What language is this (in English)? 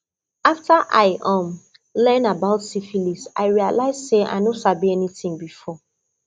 Nigerian Pidgin